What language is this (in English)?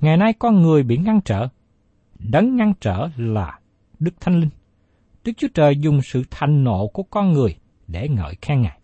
Vietnamese